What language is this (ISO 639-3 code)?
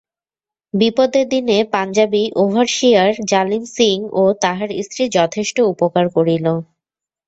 ben